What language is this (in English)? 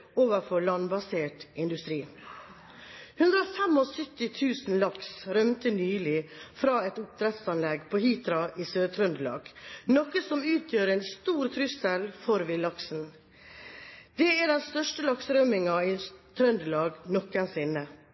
Norwegian Bokmål